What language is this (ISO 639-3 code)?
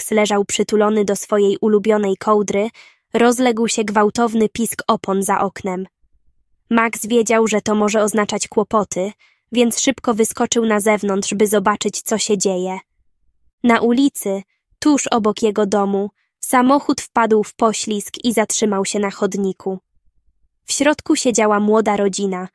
pol